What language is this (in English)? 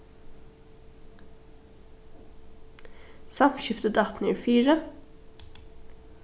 Faroese